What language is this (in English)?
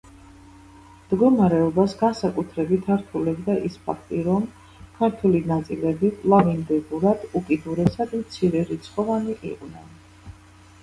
Georgian